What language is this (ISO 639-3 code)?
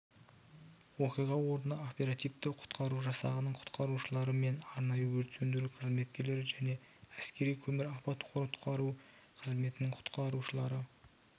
kaz